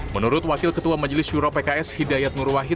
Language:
Indonesian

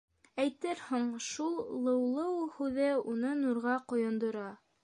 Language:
Bashkir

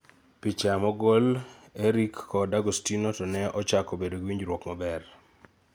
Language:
Luo (Kenya and Tanzania)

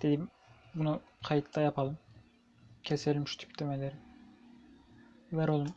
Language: Turkish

